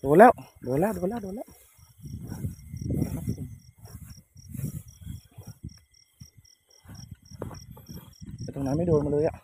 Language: Thai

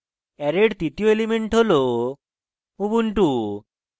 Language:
Bangla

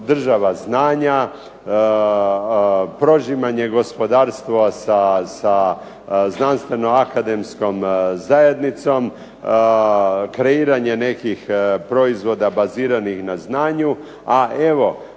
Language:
Croatian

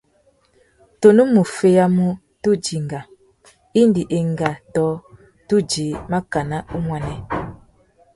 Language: Tuki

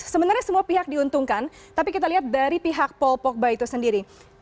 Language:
Indonesian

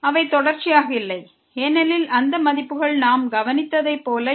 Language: Tamil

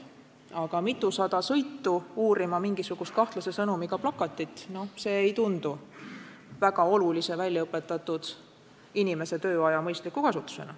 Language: Estonian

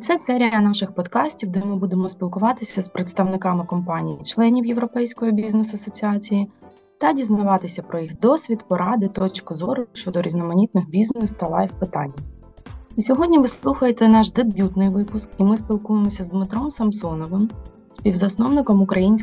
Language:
Ukrainian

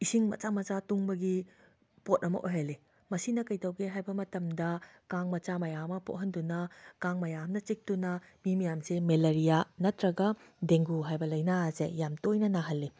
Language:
Manipuri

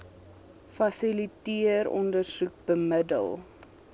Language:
Afrikaans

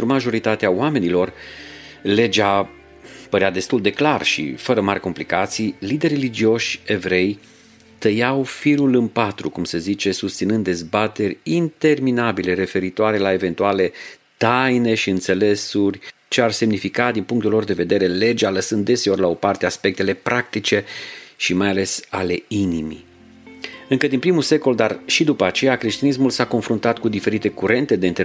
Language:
Romanian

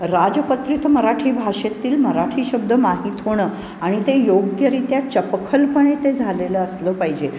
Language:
Marathi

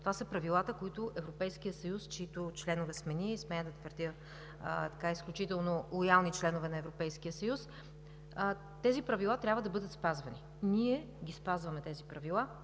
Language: Bulgarian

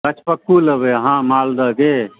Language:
Maithili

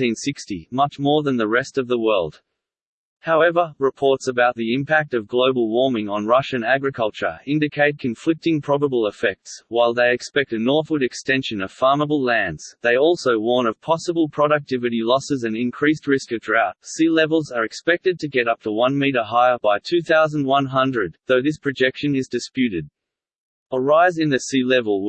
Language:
English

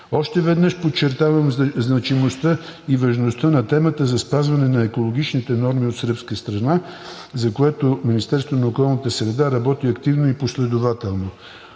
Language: Bulgarian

